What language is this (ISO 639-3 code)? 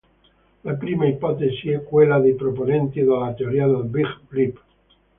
ita